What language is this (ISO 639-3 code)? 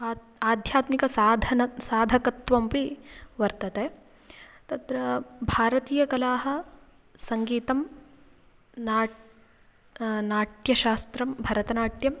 san